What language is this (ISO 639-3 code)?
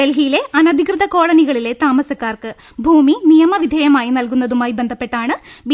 mal